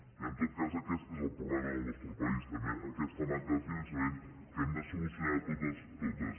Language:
Catalan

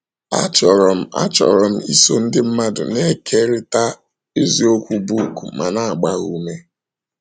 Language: Igbo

